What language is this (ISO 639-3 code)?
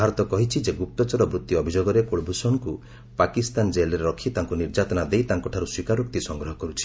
ori